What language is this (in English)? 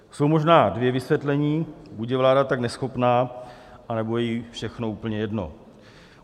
Czech